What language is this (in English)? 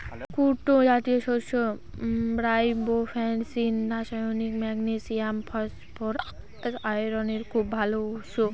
Bangla